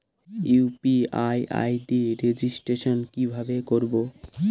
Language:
Bangla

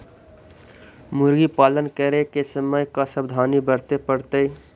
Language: Magahi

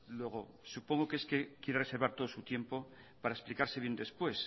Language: Spanish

